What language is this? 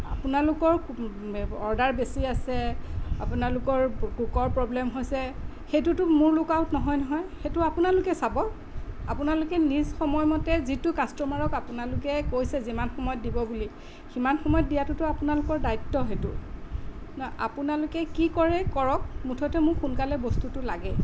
Assamese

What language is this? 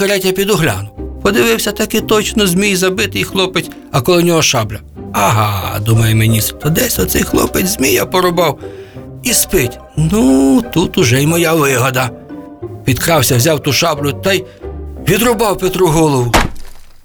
Ukrainian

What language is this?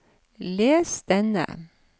Norwegian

